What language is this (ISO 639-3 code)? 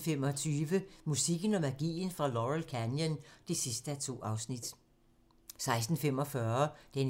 dan